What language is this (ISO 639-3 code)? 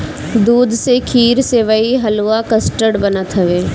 bho